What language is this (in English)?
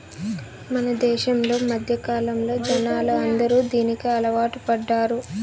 Telugu